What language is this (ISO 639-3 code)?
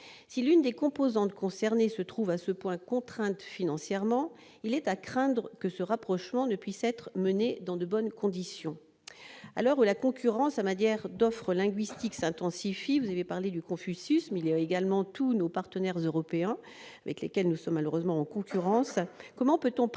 fra